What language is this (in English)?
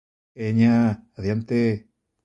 Galician